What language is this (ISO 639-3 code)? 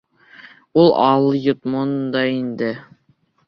bak